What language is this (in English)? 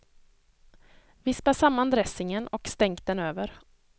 Swedish